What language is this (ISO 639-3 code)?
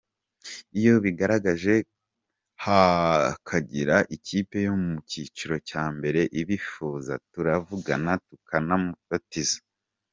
kin